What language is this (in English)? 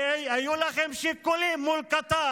Hebrew